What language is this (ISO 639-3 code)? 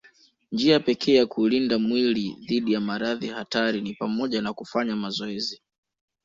swa